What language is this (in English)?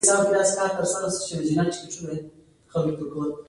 Pashto